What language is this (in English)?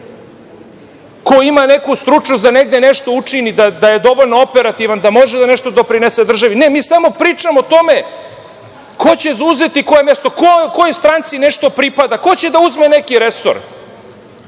Serbian